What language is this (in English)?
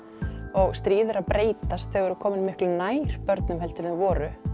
Icelandic